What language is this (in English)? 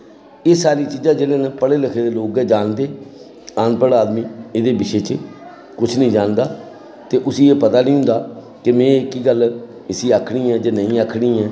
Dogri